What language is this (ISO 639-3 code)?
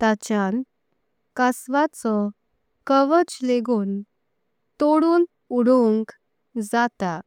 kok